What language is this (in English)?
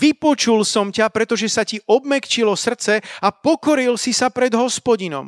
Slovak